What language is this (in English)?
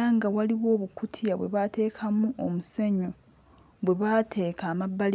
Ganda